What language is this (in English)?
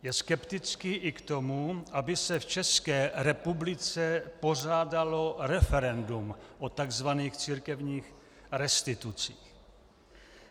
Czech